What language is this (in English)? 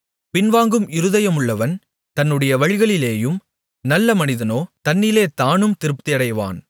Tamil